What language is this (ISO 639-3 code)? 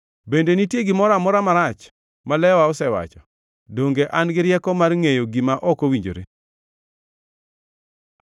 luo